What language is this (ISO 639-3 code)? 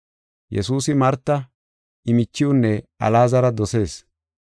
gof